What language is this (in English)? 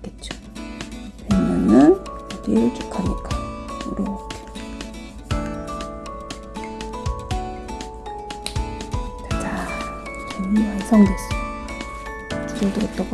Korean